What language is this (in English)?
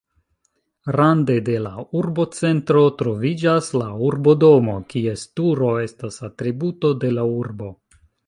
Esperanto